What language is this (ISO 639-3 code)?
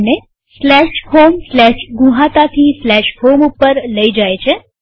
guj